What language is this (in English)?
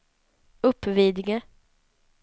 Swedish